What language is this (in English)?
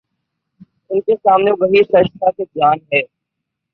Urdu